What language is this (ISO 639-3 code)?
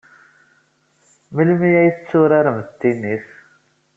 kab